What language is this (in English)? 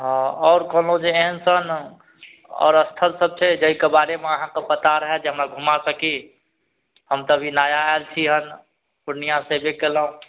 Maithili